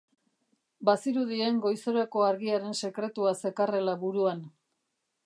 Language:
Basque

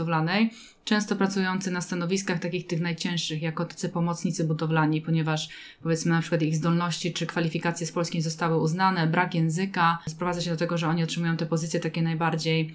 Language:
Polish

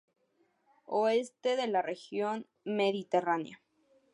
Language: Spanish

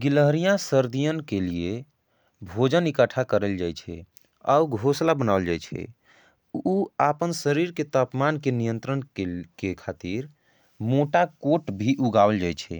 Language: Angika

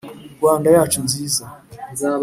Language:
Kinyarwanda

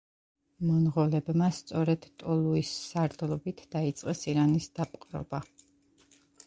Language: Georgian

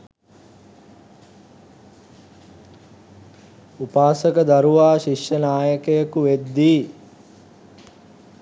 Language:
Sinhala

